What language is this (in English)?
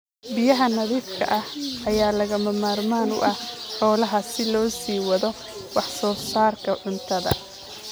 Somali